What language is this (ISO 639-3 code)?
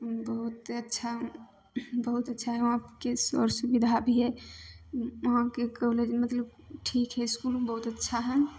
mai